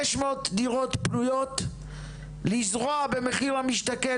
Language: Hebrew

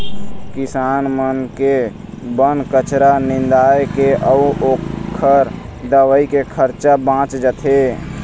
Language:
Chhattisgarhi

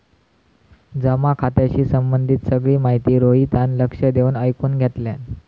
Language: Marathi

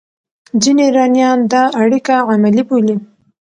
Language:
Pashto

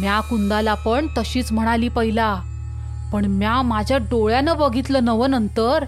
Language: Marathi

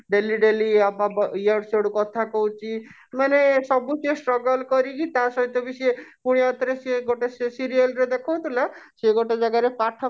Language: Odia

